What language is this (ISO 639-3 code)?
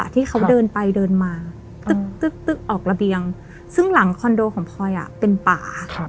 tha